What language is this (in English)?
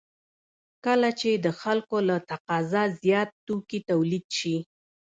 Pashto